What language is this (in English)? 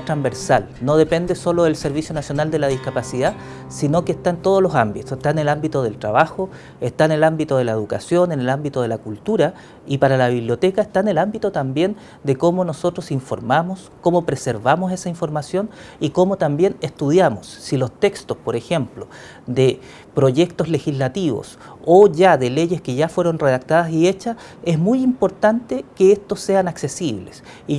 Spanish